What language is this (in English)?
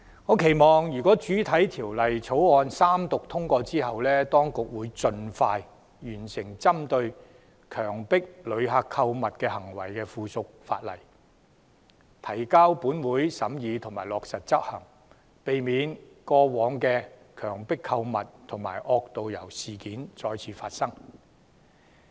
Cantonese